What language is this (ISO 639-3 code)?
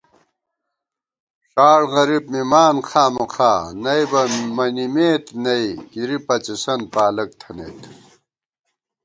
gwt